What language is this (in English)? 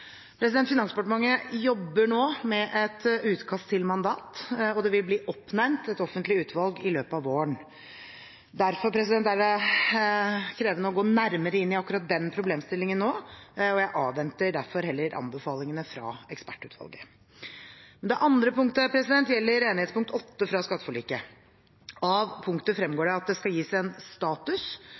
Norwegian Bokmål